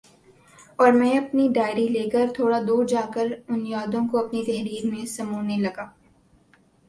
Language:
Urdu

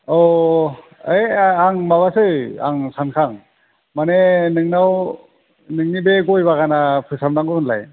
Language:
Bodo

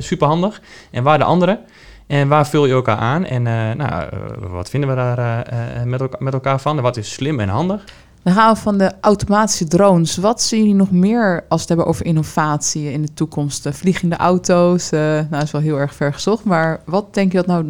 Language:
Dutch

